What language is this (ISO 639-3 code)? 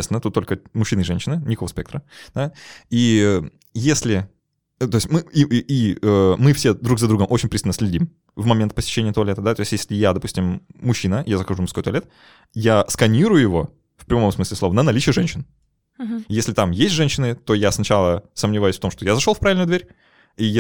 rus